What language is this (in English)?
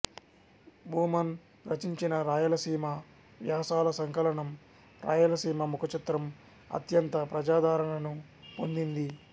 Telugu